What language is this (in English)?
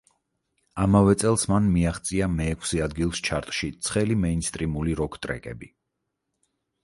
Georgian